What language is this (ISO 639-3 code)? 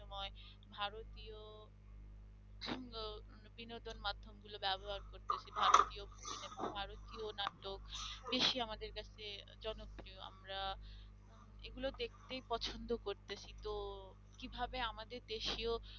ben